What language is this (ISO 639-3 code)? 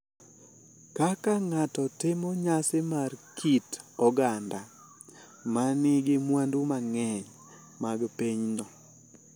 luo